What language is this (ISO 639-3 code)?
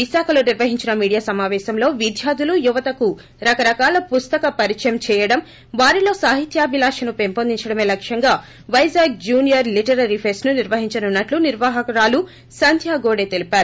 tel